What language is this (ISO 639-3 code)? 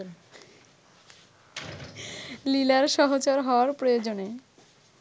ben